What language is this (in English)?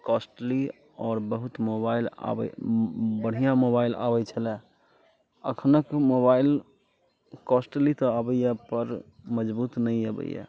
Maithili